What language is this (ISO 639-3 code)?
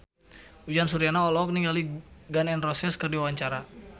sun